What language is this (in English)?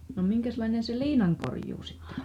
Finnish